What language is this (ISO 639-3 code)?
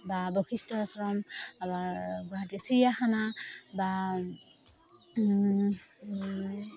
asm